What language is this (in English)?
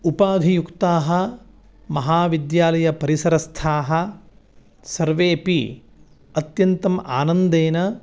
Sanskrit